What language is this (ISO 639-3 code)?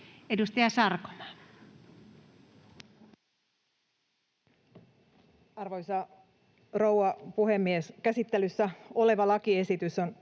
fin